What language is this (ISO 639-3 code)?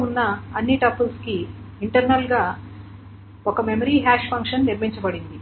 tel